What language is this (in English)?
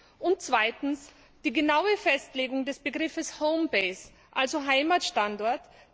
German